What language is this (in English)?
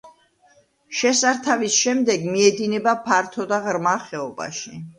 Georgian